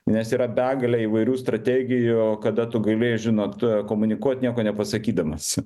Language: Lithuanian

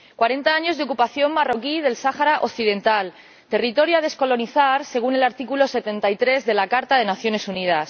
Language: Spanish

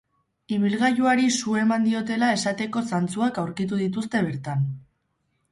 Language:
Basque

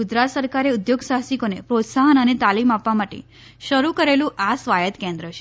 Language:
Gujarati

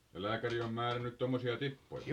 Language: Finnish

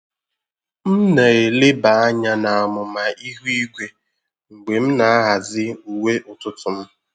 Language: Igbo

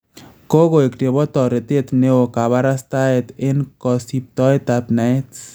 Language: Kalenjin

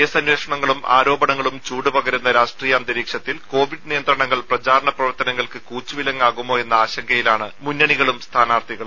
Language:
Malayalam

